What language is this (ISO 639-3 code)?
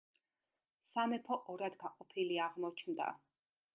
kat